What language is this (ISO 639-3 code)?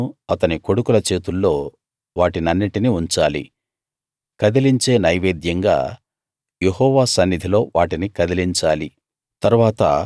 tel